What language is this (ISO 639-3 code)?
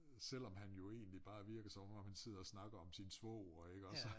dan